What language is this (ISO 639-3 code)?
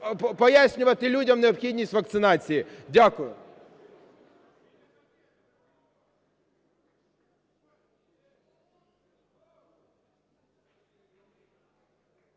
ukr